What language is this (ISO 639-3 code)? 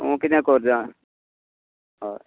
kok